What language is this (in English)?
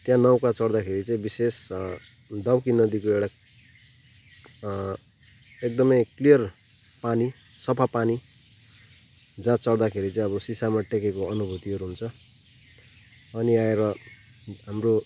Nepali